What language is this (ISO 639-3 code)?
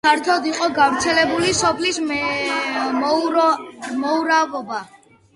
kat